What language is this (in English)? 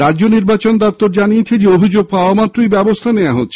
Bangla